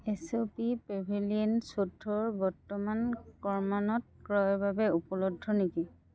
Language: Assamese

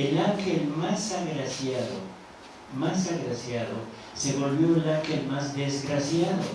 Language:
Spanish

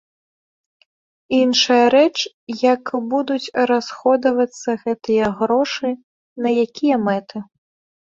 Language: Belarusian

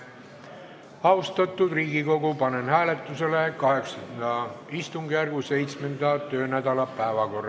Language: Estonian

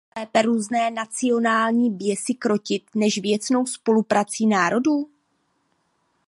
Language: Czech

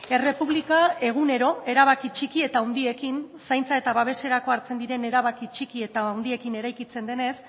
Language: Basque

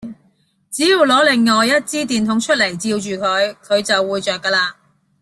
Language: Cantonese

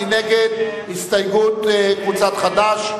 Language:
Hebrew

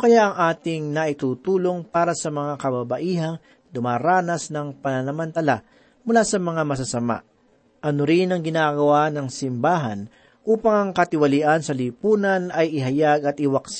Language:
Filipino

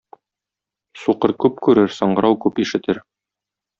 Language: Tatar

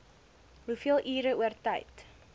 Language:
Afrikaans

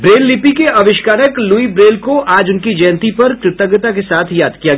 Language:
Hindi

